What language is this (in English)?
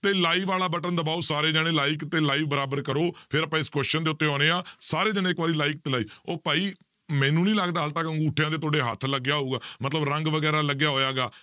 Punjabi